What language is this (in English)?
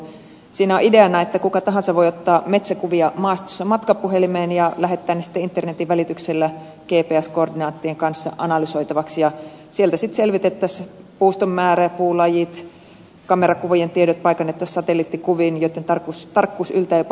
Finnish